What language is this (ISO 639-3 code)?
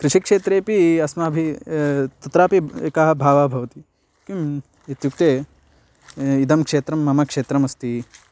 san